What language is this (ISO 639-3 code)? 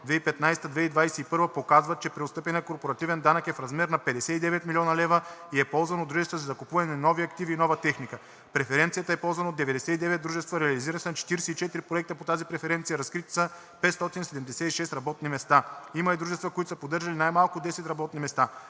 bul